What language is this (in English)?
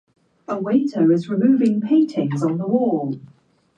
Japanese